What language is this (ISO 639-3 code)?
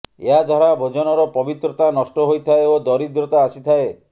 ori